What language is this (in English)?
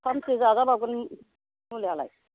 Bodo